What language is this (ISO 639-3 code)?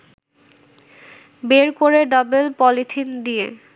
ben